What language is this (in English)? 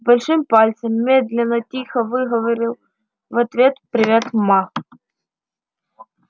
Russian